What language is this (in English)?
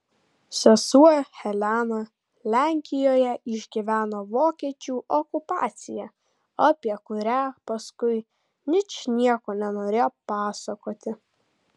Lithuanian